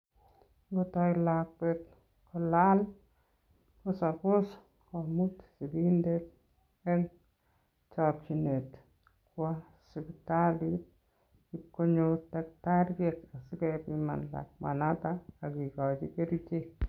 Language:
Kalenjin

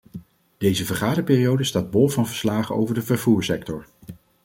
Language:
Dutch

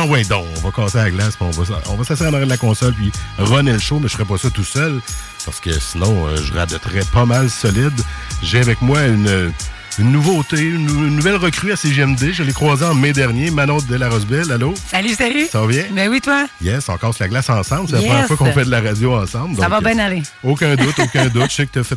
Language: French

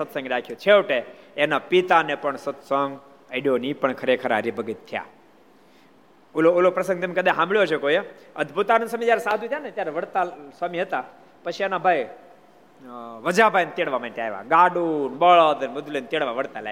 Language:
Gujarati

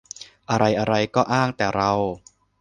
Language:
Thai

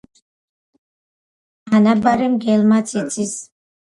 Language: Georgian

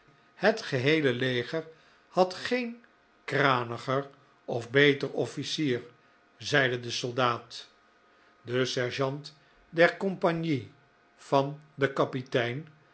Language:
Dutch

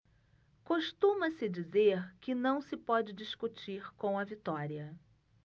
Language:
Portuguese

